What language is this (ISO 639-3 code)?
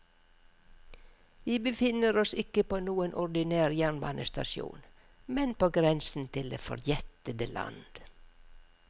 nor